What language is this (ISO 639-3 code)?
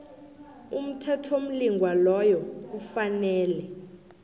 nbl